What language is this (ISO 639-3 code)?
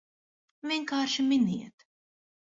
lav